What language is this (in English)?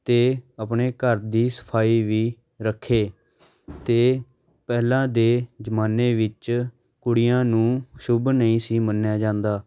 Punjabi